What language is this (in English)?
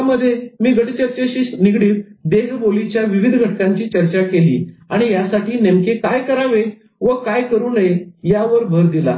Marathi